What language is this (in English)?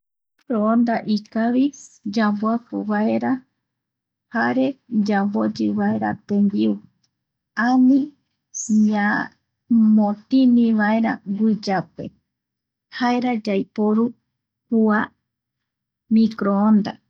Eastern Bolivian Guaraní